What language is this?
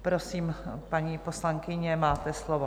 Czech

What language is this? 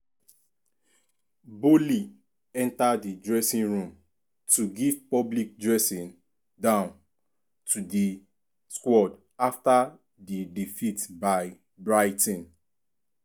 Nigerian Pidgin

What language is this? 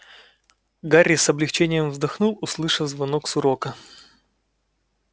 Russian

